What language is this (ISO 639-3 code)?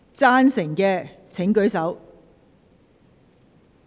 yue